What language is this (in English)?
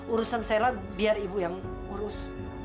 Indonesian